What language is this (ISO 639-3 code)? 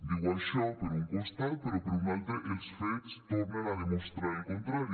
cat